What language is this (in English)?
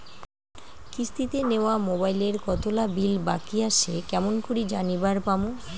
Bangla